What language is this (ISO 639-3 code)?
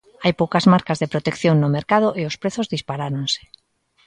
glg